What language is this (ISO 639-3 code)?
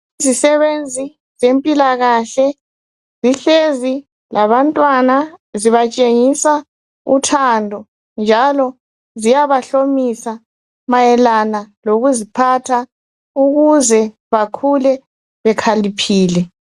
nde